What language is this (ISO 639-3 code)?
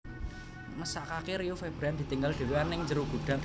jav